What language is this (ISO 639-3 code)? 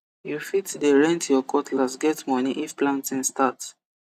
pcm